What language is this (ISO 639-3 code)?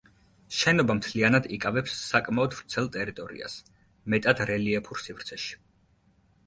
kat